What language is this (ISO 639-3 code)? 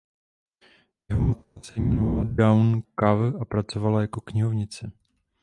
ces